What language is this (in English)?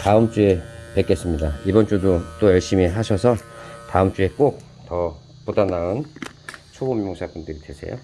Korean